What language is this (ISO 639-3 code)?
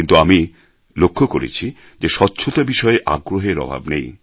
ben